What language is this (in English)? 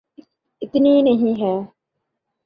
Urdu